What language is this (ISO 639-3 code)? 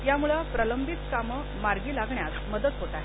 mar